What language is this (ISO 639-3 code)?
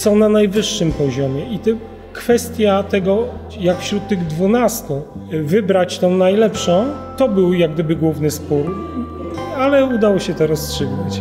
pol